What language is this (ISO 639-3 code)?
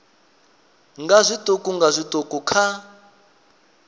ven